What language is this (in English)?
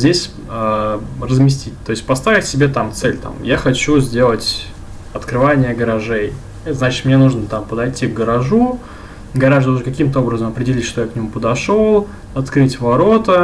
Russian